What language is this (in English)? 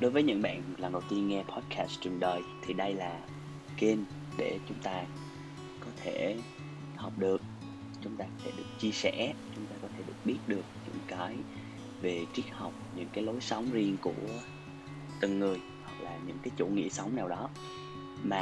Vietnamese